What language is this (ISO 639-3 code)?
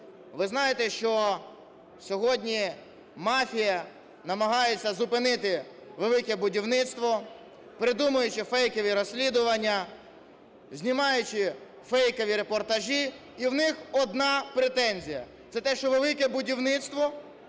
ukr